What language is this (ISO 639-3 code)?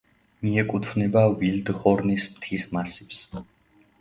kat